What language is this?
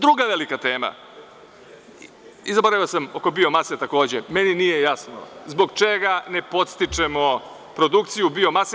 Serbian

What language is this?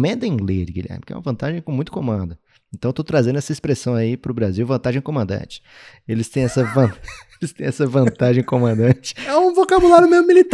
Portuguese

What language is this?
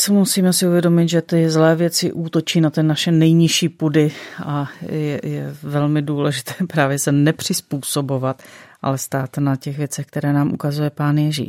Czech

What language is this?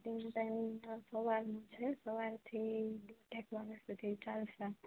Gujarati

